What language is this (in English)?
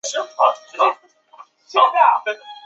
Chinese